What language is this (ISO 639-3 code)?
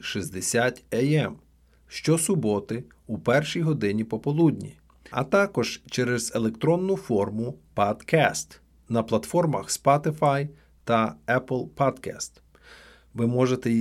ukr